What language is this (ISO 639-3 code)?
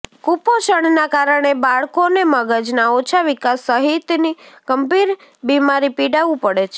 guj